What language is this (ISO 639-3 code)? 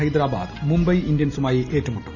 mal